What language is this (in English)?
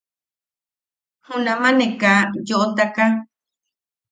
Yaqui